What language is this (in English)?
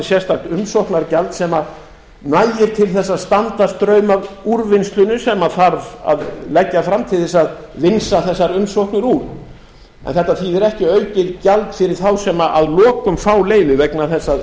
Icelandic